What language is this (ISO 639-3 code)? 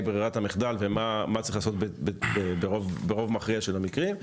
heb